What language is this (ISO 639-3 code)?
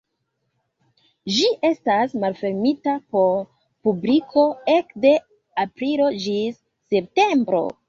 epo